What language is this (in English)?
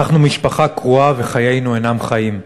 Hebrew